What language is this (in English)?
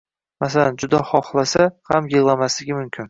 Uzbek